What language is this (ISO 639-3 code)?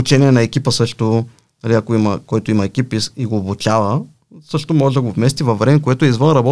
bul